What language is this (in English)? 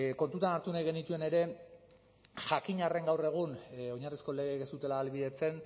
Basque